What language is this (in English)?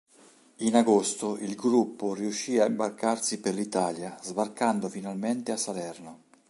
Italian